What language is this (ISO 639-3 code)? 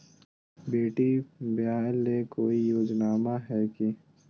mag